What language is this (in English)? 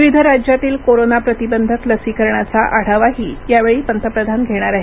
Marathi